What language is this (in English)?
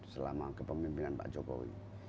Indonesian